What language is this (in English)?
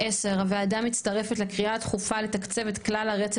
Hebrew